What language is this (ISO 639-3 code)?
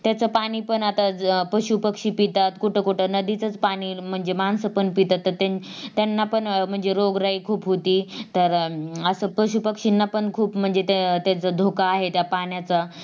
mar